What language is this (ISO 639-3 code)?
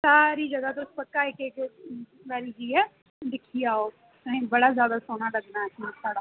doi